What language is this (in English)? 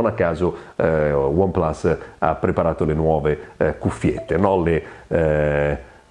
Italian